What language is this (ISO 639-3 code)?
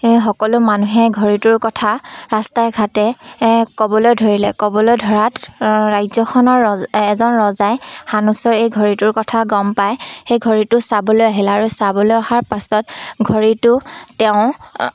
asm